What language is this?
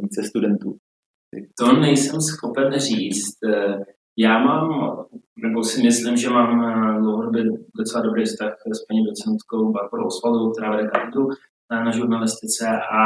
Czech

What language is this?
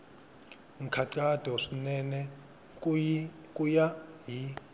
Tsonga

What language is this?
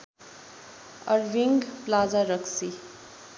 Nepali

